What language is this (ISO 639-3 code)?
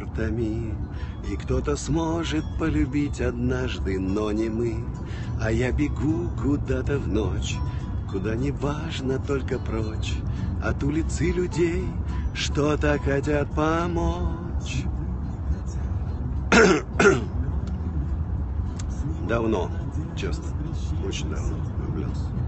rus